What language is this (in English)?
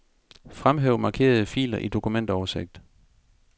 Danish